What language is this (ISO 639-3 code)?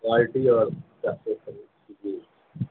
urd